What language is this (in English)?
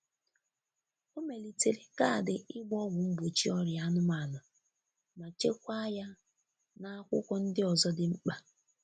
Igbo